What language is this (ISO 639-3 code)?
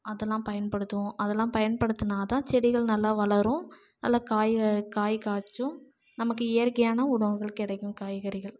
tam